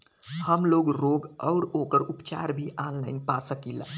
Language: Bhojpuri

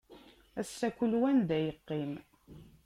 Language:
Kabyle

